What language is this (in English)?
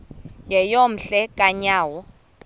Xhosa